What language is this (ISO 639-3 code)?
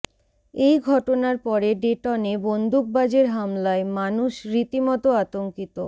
ben